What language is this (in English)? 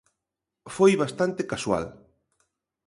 Galician